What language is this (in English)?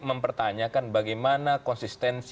Indonesian